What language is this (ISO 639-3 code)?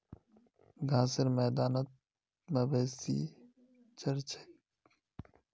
mag